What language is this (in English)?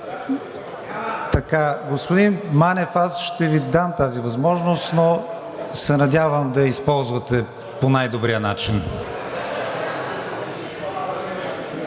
Bulgarian